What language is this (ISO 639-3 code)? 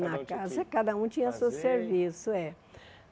por